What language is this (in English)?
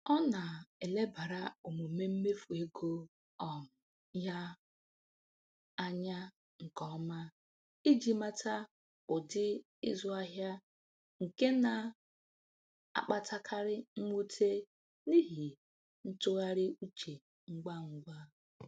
Igbo